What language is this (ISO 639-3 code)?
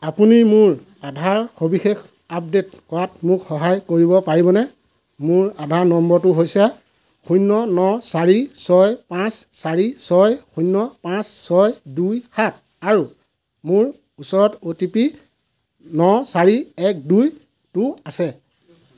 asm